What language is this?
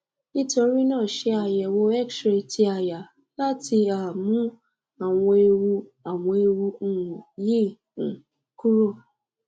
Yoruba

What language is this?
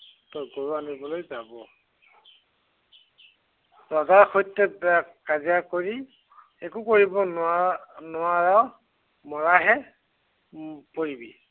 Assamese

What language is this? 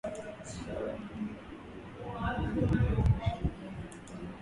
Swahili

